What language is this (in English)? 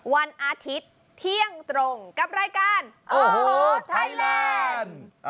Thai